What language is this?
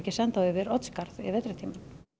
Icelandic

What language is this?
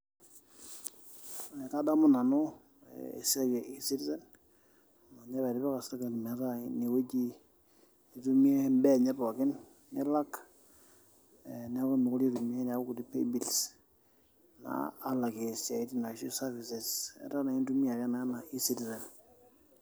Masai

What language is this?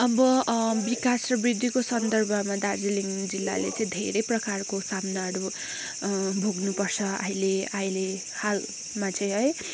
Nepali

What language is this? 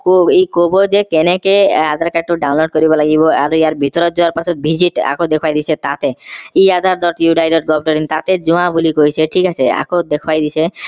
Assamese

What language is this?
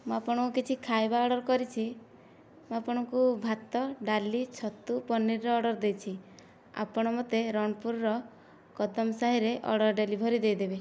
Odia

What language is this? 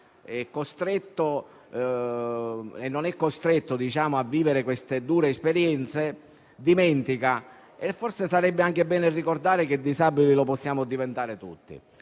Italian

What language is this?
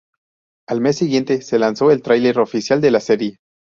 Spanish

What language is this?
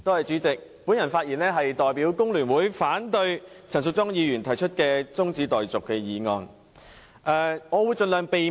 Cantonese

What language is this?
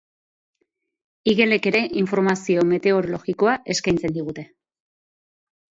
Basque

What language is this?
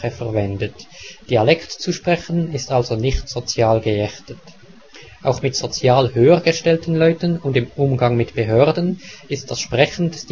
German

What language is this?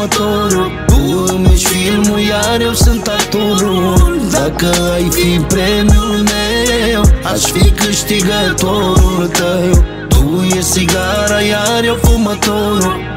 Romanian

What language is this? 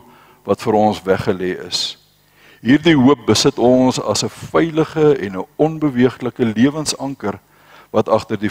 Dutch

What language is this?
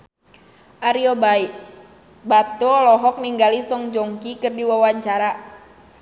Sundanese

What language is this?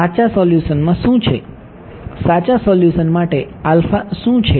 Gujarati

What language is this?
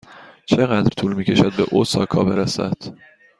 Persian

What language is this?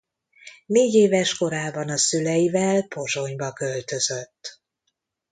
Hungarian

